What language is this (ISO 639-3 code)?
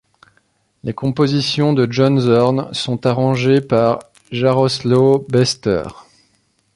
fra